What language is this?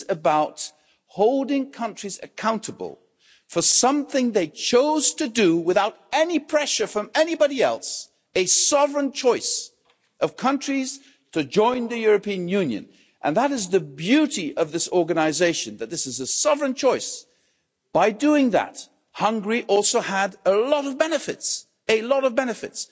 English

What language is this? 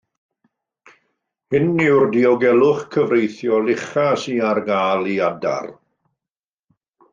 Welsh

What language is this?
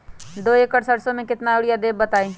Magahi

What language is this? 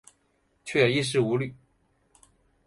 Chinese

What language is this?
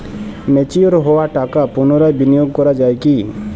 Bangla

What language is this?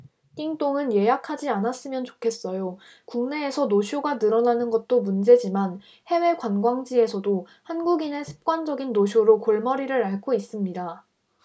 Korean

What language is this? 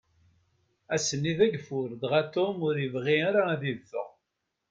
Kabyle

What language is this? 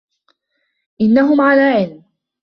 Arabic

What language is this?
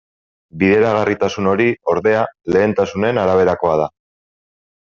Basque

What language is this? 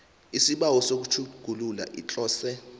South Ndebele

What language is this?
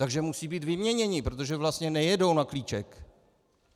Czech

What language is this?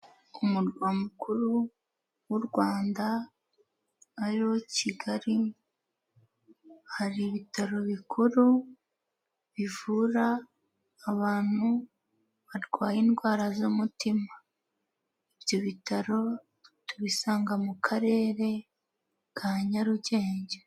Kinyarwanda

